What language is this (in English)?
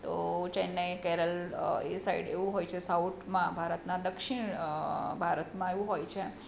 Gujarati